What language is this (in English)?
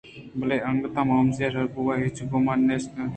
Eastern Balochi